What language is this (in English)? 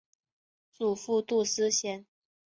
Chinese